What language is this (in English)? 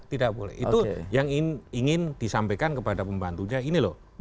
Indonesian